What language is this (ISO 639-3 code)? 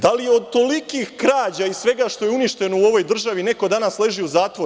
srp